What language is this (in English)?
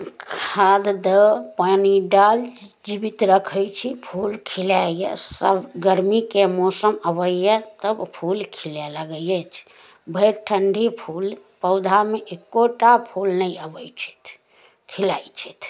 Maithili